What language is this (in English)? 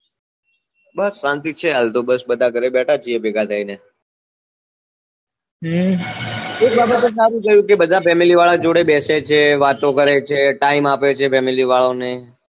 Gujarati